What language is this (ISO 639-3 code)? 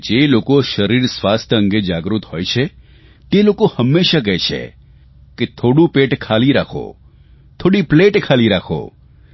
guj